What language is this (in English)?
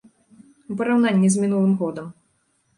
Belarusian